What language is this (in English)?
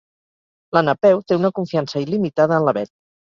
Catalan